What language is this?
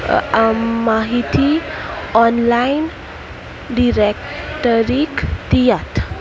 Konkani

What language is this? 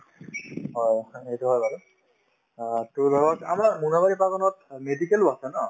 Assamese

